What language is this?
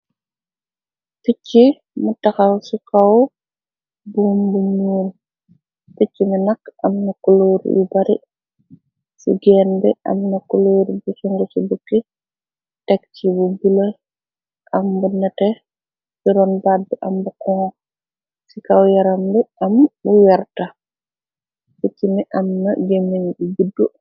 Wolof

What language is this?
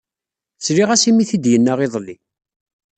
Kabyle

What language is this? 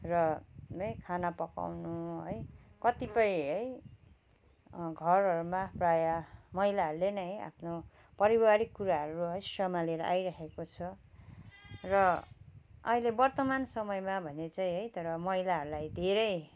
Nepali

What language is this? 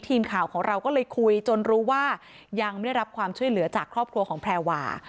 Thai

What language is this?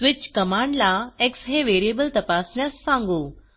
Marathi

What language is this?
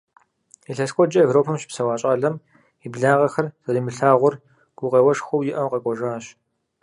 Kabardian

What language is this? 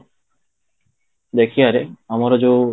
Odia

